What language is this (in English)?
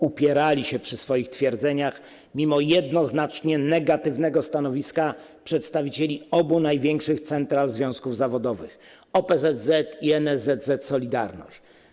Polish